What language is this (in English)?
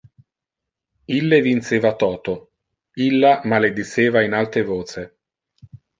Interlingua